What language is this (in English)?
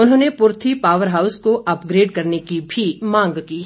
Hindi